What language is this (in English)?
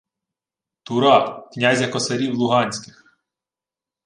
Ukrainian